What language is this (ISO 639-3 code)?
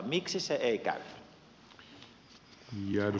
fin